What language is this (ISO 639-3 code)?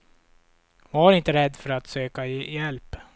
swe